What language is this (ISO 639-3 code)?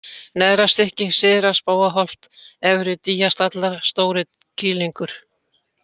isl